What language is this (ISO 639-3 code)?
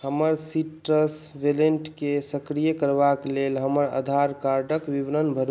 mai